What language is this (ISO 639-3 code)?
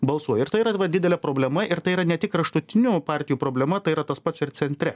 lit